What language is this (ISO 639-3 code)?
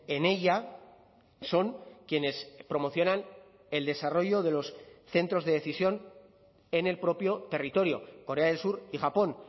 spa